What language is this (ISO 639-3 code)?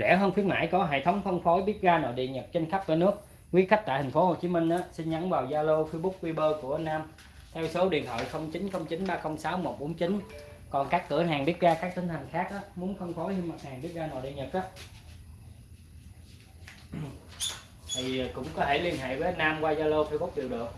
vie